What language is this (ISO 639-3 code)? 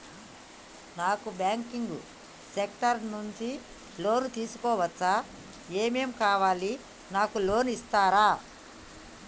tel